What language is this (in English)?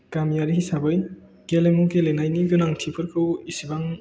Bodo